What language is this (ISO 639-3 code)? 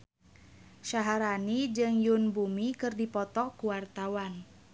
sun